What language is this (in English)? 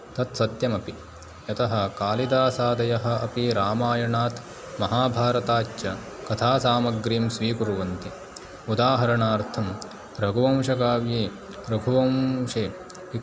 Sanskrit